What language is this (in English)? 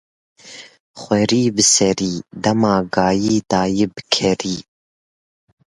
Kurdish